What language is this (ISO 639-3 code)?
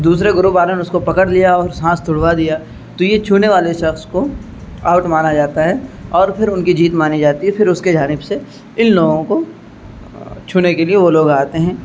urd